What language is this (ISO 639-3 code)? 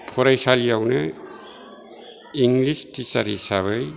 brx